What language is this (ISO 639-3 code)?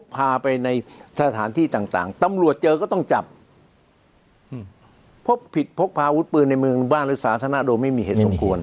tha